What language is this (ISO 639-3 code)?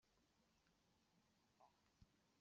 kab